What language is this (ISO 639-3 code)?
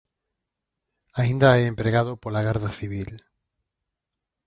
glg